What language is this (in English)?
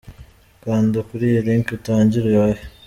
Kinyarwanda